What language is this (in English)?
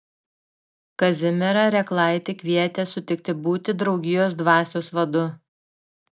Lithuanian